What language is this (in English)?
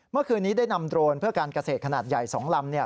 Thai